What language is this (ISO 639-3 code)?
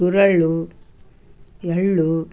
kan